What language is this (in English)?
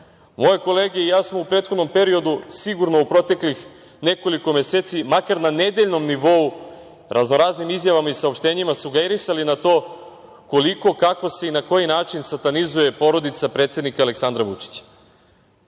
Serbian